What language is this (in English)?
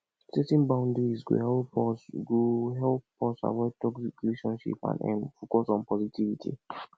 Nigerian Pidgin